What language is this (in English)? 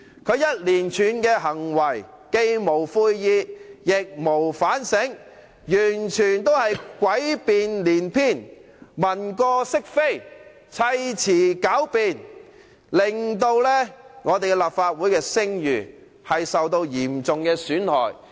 Cantonese